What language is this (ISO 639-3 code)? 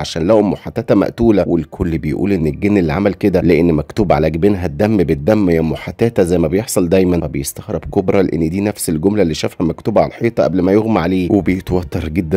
ara